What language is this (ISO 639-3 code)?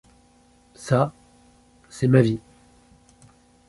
fra